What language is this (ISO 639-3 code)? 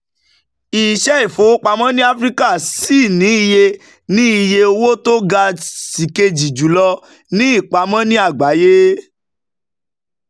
yor